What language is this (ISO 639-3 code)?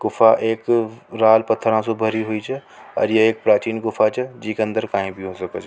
raj